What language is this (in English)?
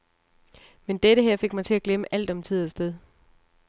Danish